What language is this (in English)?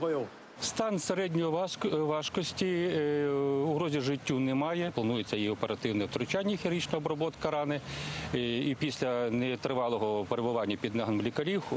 Ukrainian